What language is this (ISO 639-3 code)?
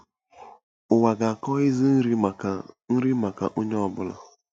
ibo